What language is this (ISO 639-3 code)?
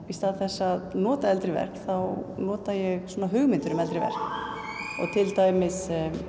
isl